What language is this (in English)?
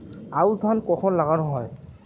Bangla